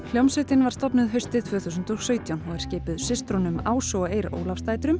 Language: Icelandic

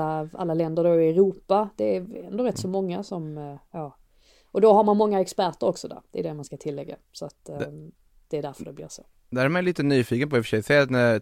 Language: Swedish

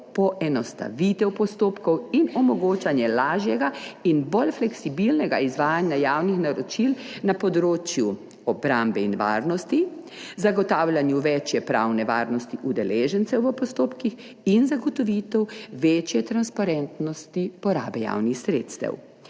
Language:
Slovenian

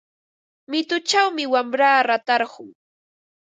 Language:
Ambo-Pasco Quechua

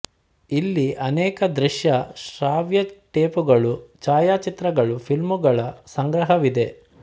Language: Kannada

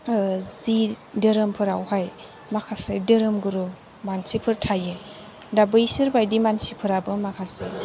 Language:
Bodo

